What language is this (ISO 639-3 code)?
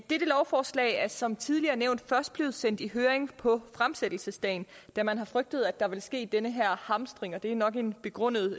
dan